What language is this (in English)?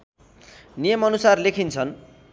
Nepali